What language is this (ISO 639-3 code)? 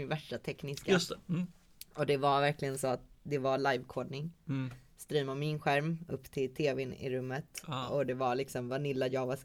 swe